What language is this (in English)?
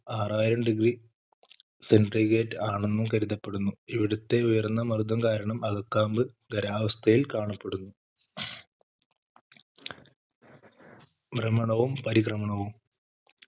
Malayalam